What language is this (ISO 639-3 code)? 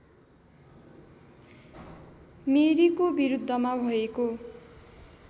nep